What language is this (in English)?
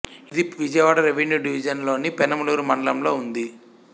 Telugu